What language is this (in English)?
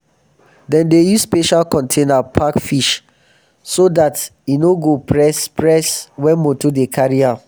Nigerian Pidgin